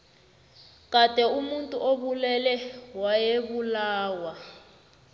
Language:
South Ndebele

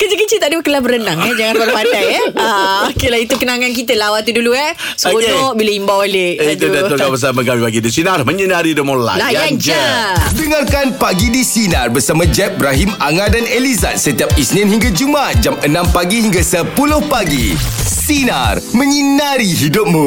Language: Malay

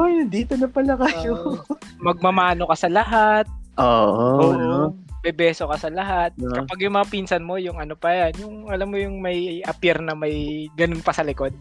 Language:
Filipino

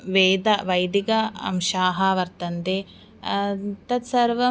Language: Sanskrit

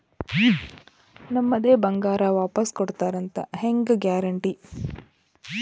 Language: Kannada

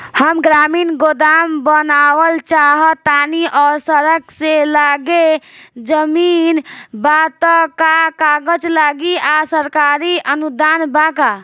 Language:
Bhojpuri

